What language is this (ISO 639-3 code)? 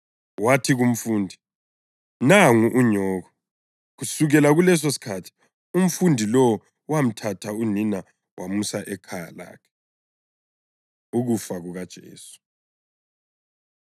nde